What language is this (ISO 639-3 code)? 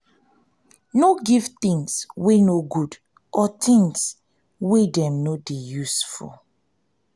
pcm